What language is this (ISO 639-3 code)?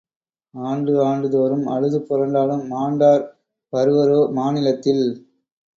tam